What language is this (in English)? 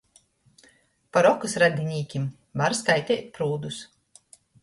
Latgalian